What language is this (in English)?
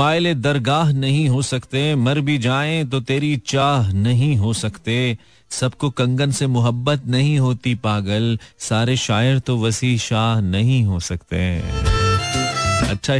Hindi